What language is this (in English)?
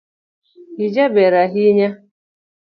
Luo (Kenya and Tanzania)